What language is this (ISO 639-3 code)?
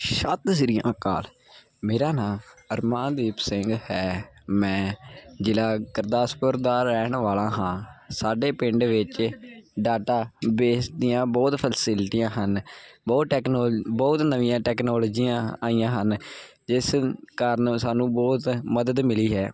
pan